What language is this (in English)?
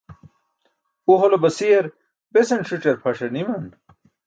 Burushaski